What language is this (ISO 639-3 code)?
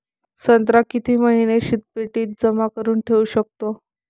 mar